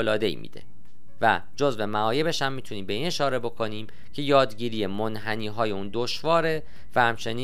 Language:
Persian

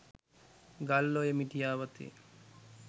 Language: Sinhala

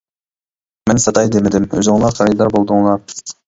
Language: Uyghur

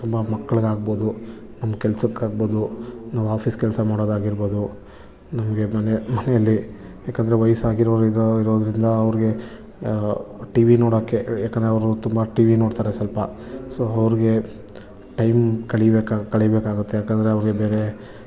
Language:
Kannada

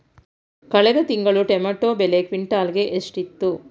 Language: Kannada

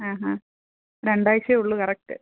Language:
Malayalam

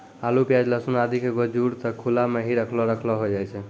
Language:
Maithili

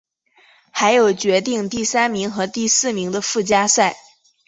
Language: Chinese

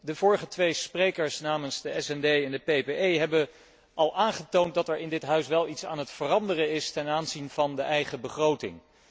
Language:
Dutch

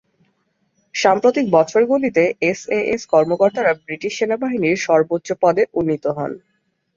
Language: Bangla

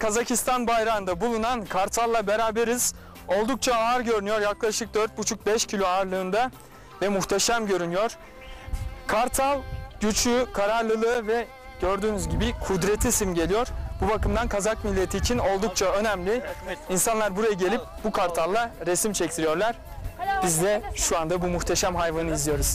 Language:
Turkish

